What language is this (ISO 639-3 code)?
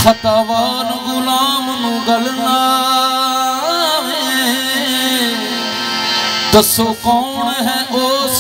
hin